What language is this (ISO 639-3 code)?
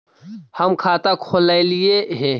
mag